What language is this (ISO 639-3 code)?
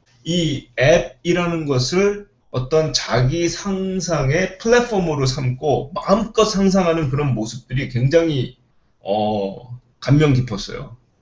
kor